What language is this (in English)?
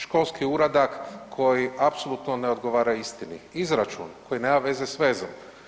Croatian